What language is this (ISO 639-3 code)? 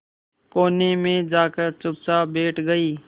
hin